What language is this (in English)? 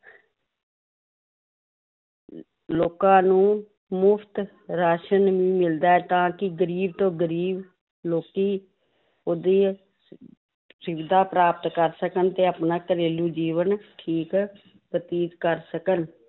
Punjabi